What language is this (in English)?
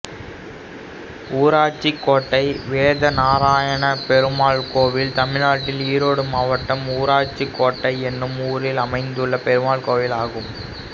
Tamil